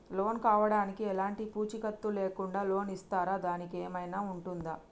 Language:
Telugu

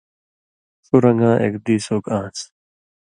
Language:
Indus Kohistani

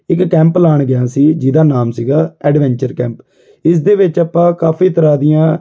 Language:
Punjabi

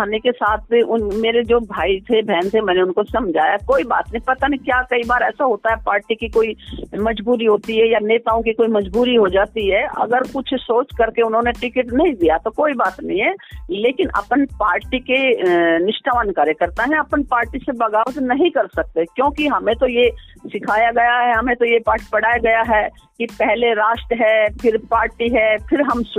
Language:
Hindi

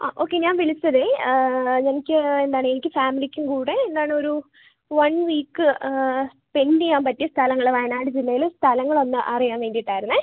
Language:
Malayalam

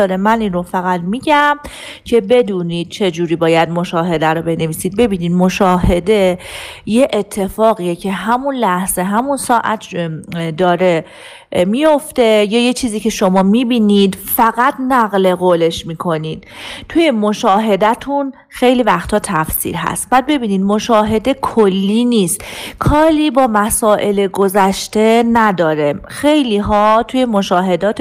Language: Persian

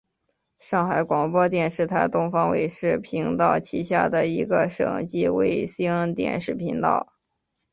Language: Chinese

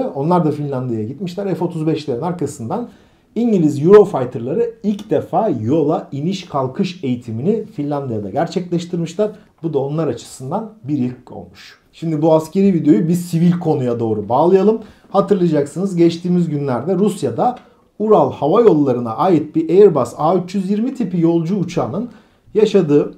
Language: Turkish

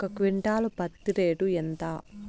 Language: Telugu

